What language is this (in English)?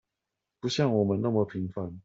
Chinese